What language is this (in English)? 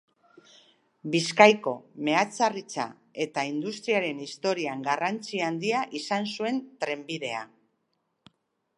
Basque